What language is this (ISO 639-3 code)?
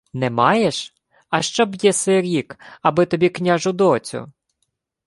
ukr